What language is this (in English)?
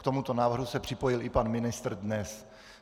Czech